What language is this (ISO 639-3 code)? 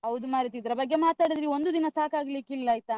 kan